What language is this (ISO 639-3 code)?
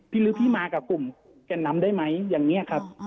tha